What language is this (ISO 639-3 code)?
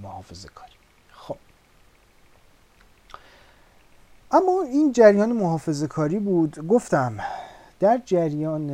fas